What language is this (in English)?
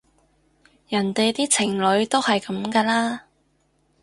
Cantonese